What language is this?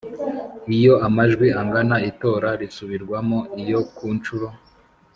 Kinyarwanda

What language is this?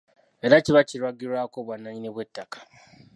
Ganda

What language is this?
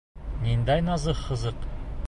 Bashkir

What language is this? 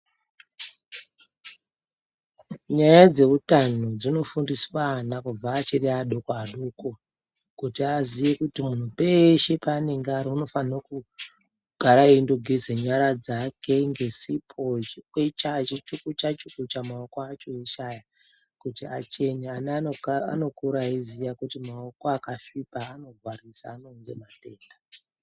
Ndau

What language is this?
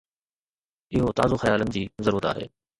Sindhi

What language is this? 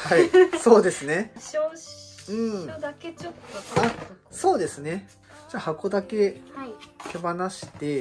Japanese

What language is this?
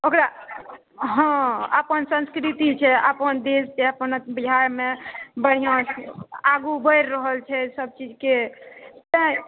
Maithili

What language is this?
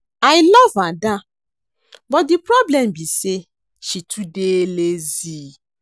Nigerian Pidgin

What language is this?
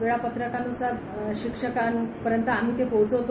Marathi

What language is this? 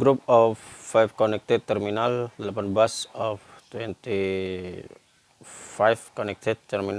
Indonesian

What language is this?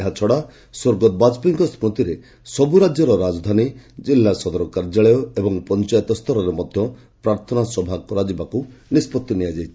Odia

